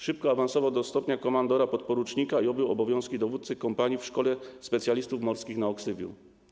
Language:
Polish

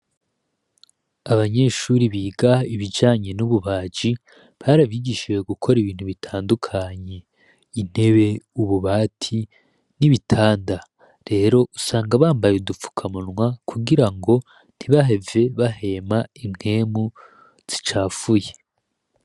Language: Rundi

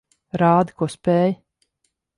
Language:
Latvian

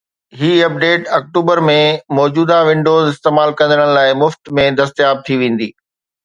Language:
Sindhi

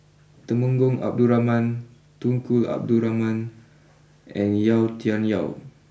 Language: English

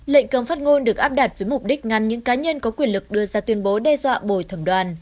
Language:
Vietnamese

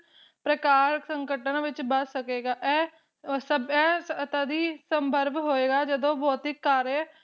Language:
Punjabi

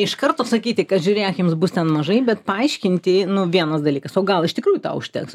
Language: Lithuanian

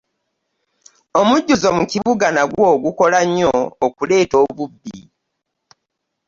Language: Ganda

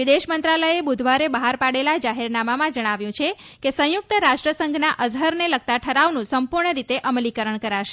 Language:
Gujarati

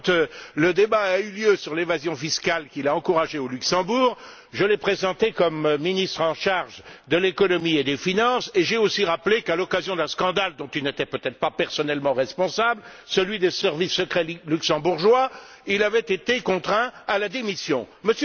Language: French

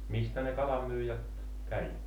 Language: Finnish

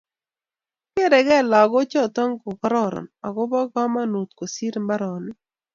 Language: Kalenjin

